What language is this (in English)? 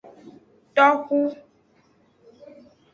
Aja (Benin)